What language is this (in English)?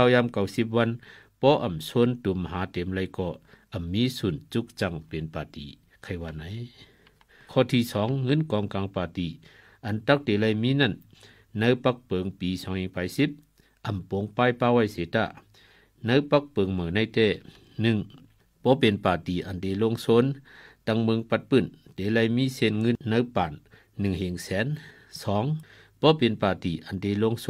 Thai